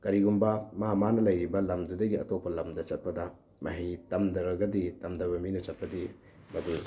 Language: Manipuri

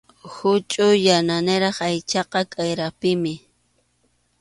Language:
Arequipa-La Unión Quechua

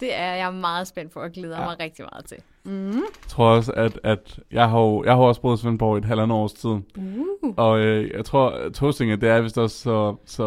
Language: Danish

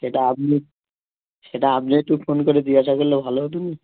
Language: Bangla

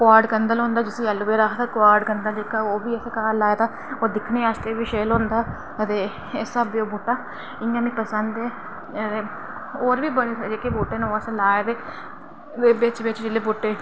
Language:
Dogri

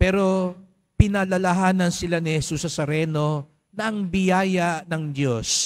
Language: Filipino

